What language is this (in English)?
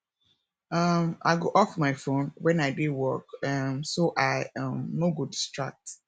Nigerian Pidgin